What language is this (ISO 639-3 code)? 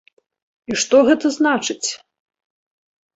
bel